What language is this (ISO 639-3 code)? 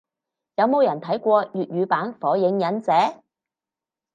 yue